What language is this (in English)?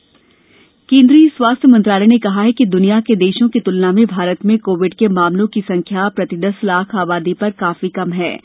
Hindi